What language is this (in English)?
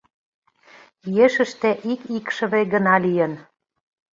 Mari